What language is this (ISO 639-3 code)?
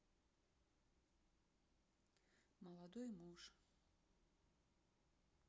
rus